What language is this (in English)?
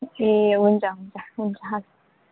Nepali